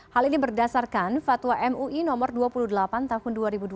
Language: Indonesian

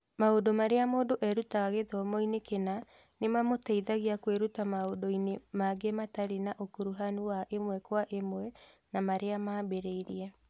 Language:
Kikuyu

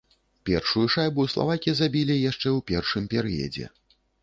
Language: Belarusian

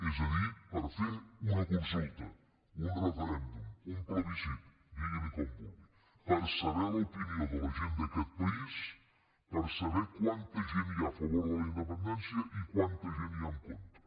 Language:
Catalan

